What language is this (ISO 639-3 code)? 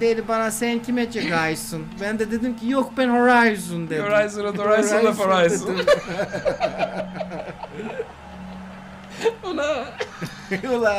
tur